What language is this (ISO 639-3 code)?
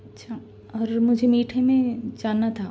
urd